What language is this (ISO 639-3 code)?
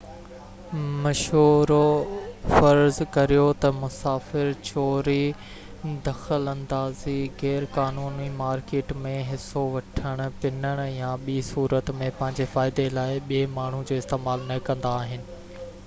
snd